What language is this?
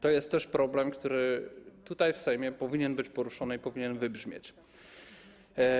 Polish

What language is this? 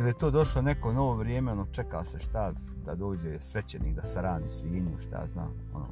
Croatian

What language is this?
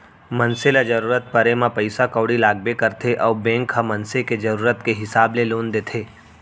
Chhattisgarhi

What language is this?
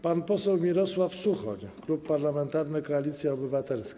Polish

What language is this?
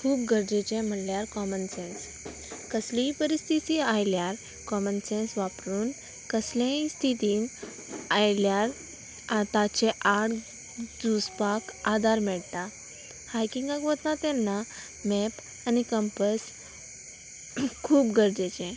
Konkani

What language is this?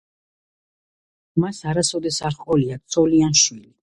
Georgian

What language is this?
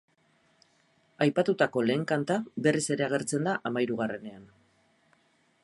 Basque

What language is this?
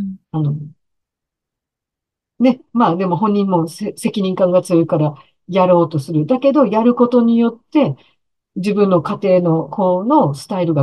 Japanese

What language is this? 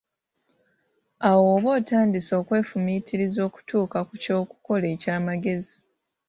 Ganda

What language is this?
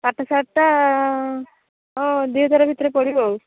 Odia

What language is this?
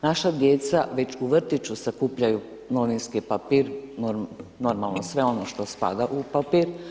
Croatian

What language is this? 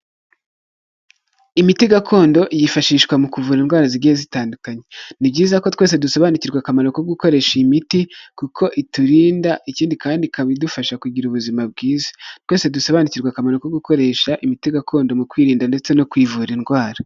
Kinyarwanda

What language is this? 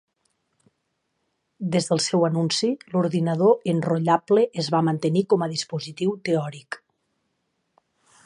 Catalan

